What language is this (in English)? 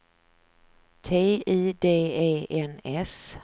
Swedish